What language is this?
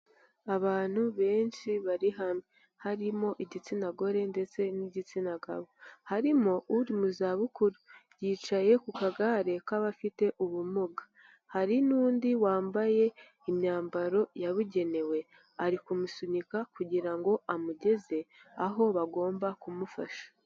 Kinyarwanda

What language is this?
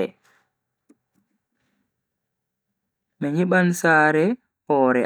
Bagirmi Fulfulde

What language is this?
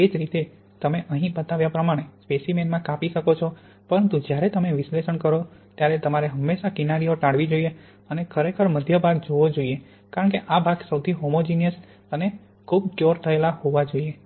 Gujarati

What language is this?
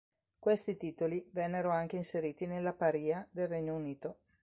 Italian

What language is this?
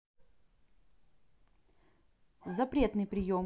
Russian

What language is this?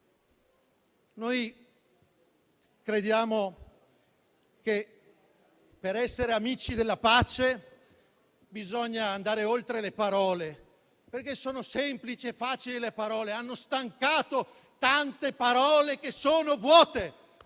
Italian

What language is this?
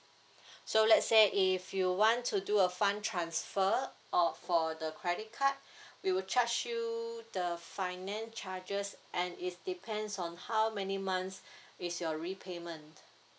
English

